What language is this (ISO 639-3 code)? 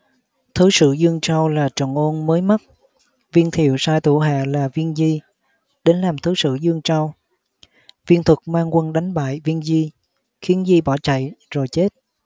vie